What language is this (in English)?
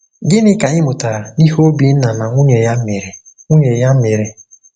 Igbo